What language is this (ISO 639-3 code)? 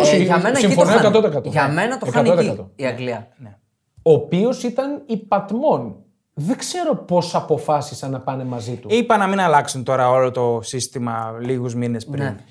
ell